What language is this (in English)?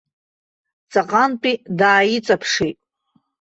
Abkhazian